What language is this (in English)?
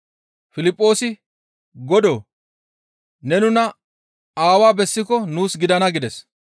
Gamo